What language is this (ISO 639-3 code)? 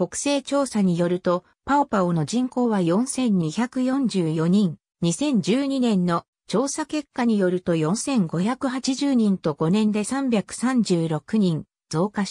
jpn